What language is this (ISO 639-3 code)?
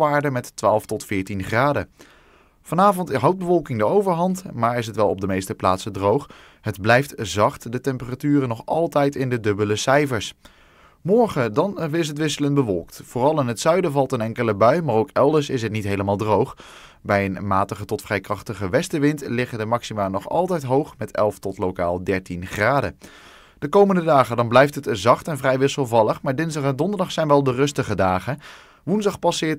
nld